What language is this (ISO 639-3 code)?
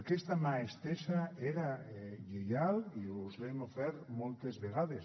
cat